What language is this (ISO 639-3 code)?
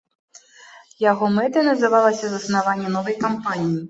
bel